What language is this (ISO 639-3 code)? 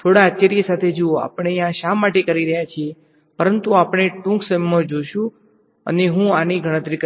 guj